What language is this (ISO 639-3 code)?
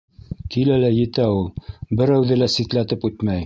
bak